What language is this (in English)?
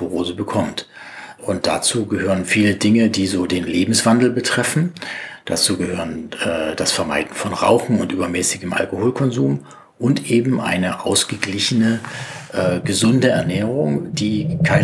German